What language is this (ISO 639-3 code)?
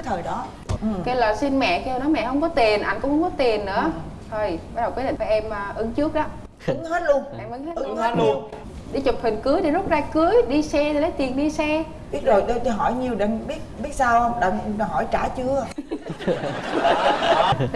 vie